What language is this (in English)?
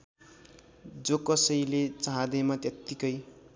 Nepali